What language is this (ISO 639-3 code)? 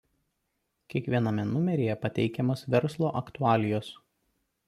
lit